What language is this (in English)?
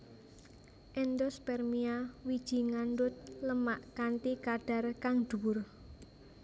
Javanese